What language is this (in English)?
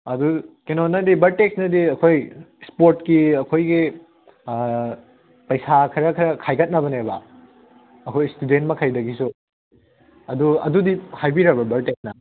Manipuri